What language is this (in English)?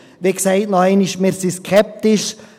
Swiss German